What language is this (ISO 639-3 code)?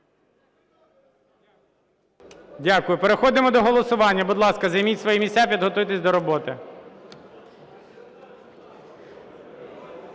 ukr